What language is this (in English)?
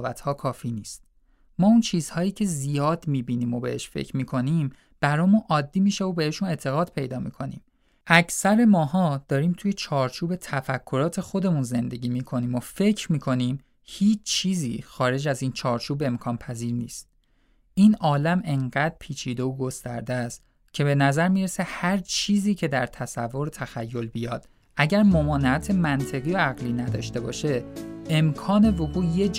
Persian